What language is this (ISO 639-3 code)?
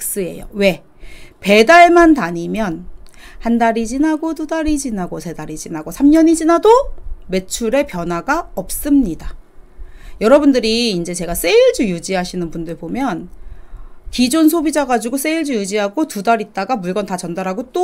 kor